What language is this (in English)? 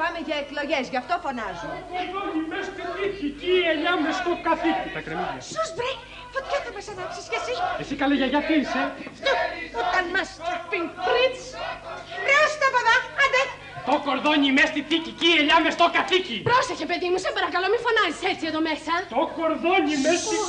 Greek